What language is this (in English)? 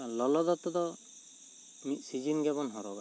Santali